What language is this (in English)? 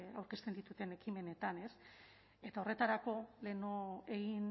Basque